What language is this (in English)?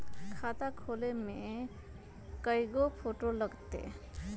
Magahi